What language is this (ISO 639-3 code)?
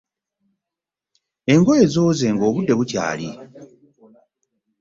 lug